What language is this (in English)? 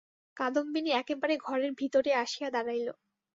Bangla